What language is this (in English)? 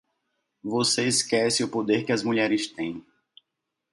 Portuguese